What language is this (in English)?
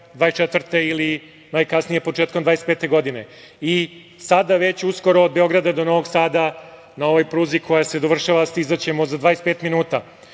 Serbian